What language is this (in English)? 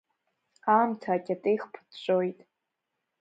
Abkhazian